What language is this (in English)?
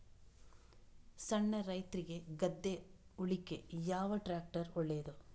Kannada